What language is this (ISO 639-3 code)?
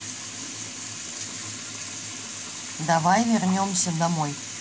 rus